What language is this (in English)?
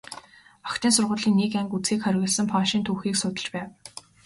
Mongolian